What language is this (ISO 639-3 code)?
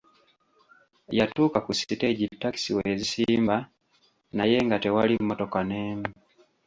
lug